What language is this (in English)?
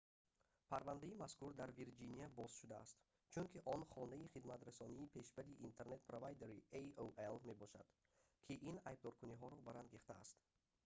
Tajik